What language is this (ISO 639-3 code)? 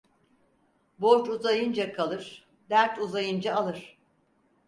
tur